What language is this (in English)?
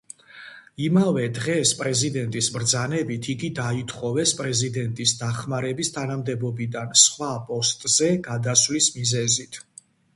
Georgian